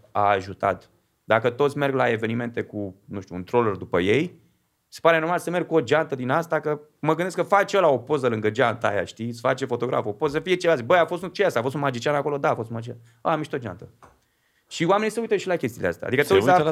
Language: Romanian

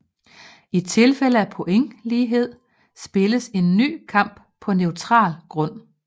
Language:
Danish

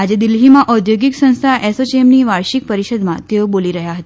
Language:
Gujarati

